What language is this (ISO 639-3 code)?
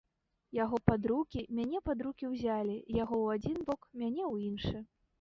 bel